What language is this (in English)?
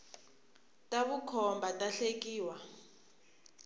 Tsonga